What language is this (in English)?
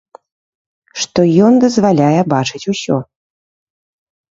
Belarusian